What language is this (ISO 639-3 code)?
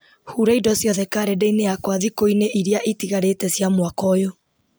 kik